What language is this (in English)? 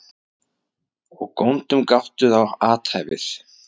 Icelandic